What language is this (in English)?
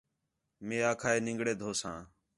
Khetrani